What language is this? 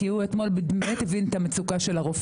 Hebrew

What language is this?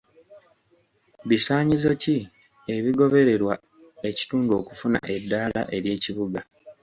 Ganda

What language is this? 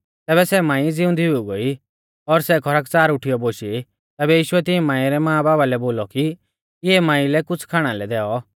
Mahasu Pahari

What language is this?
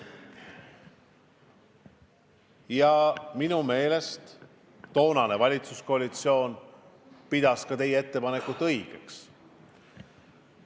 Estonian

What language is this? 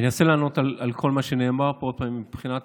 Hebrew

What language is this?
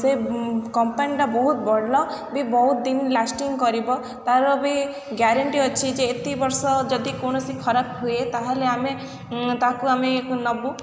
Odia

